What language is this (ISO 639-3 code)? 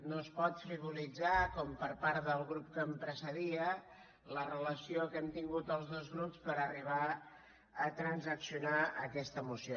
cat